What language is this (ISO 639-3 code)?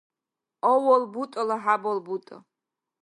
dar